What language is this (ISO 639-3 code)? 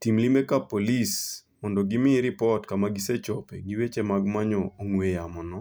luo